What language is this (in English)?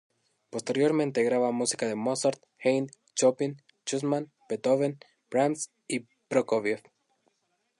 Spanish